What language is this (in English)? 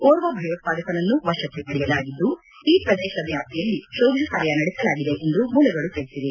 Kannada